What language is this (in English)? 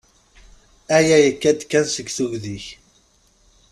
Kabyle